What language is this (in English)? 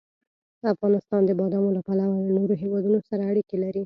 Pashto